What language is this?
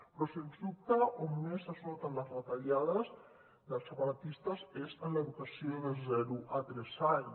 Catalan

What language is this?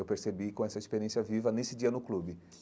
Portuguese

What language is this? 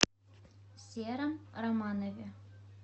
Russian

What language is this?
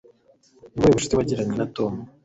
Kinyarwanda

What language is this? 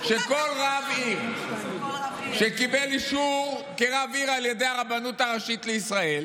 Hebrew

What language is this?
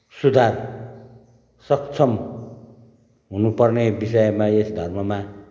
Nepali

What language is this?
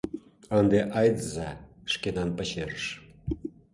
Mari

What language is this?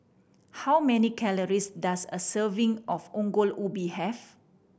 English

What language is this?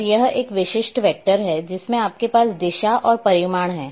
Hindi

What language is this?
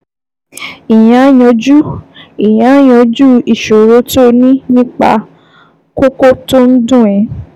Yoruba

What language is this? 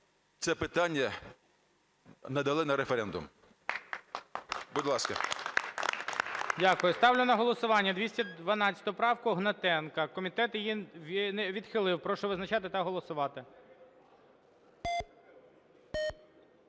Ukrainian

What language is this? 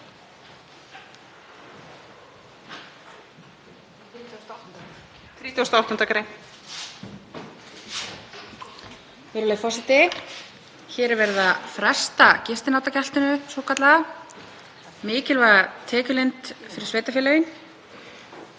Icelandic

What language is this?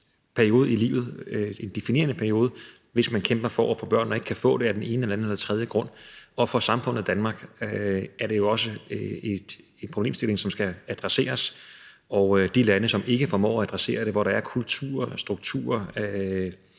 Danish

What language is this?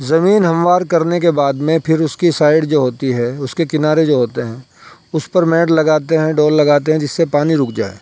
Urdu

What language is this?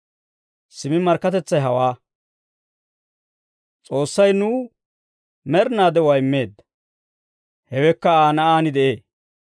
Dawro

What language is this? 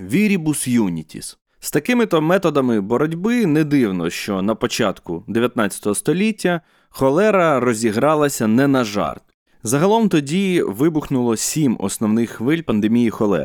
Ukrainian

